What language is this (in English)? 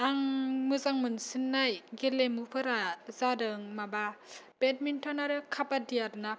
Bodo